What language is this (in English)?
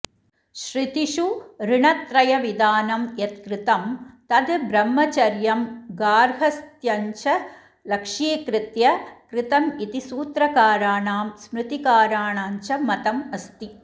Sanskrit